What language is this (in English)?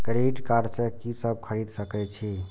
Maithili